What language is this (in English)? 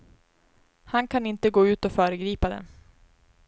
Swedish